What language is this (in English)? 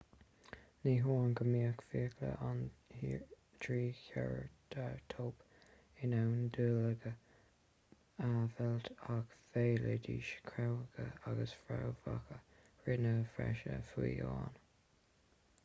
Irish